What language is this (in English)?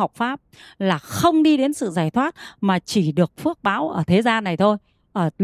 Vietnamese